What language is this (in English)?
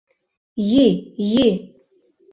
Mari